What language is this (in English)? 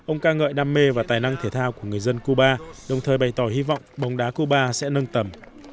Vietnamese